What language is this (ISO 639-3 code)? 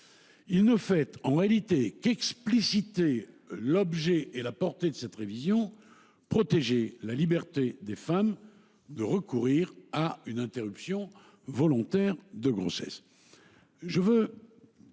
fra